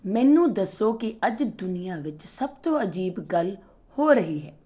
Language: Punjabi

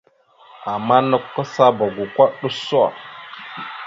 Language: Mada (Cameroon)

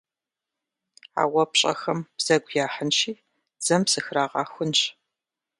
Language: Kabardian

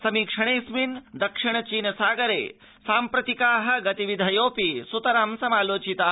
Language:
Sanskrit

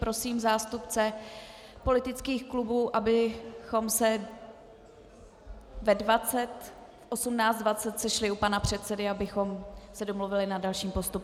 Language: Czech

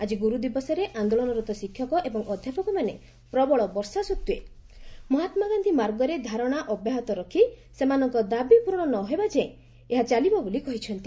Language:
Odia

